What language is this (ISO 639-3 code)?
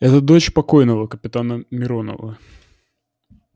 rus